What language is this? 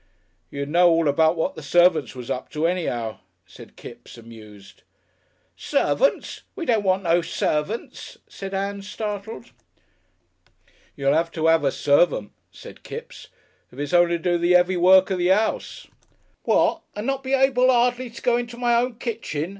English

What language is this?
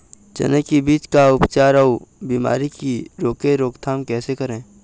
Chhattisgarhi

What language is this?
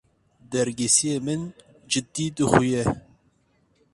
Kurdish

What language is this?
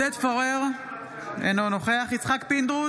Hebrew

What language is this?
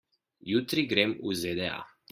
Slovenian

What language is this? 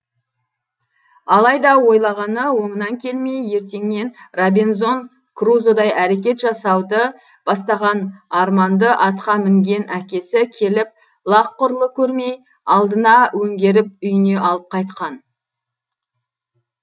Kazakh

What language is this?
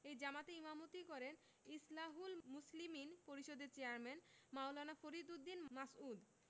Bangla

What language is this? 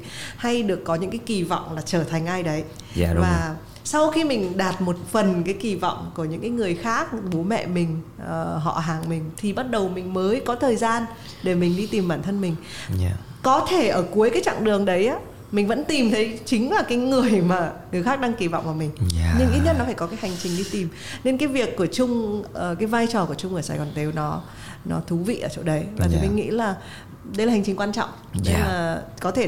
Vietnamese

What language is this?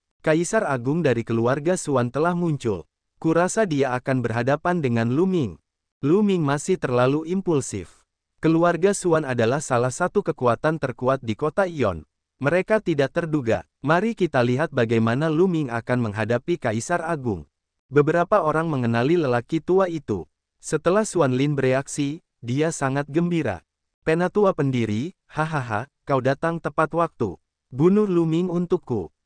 Indonesian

